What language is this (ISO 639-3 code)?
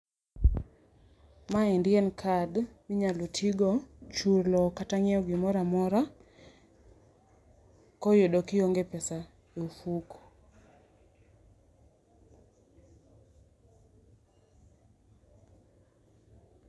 luo